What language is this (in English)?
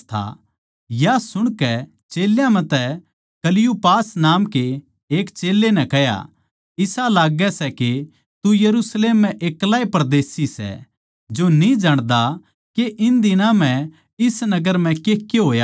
Haryanvi